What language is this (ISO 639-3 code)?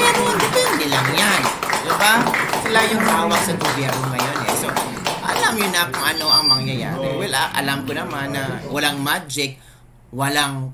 fil